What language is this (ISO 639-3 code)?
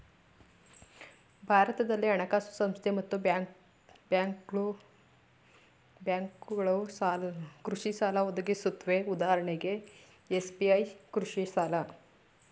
kan